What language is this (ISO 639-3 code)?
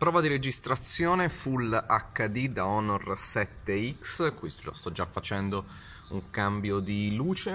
ita